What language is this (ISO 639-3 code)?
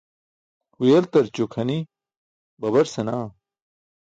bsk